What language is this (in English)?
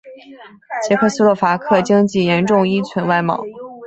Chinese